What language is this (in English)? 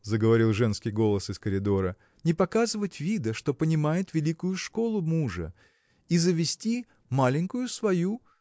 Russian